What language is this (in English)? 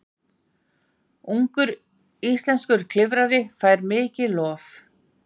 Icelandic